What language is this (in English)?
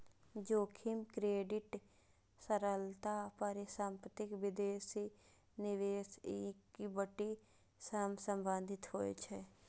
Maithili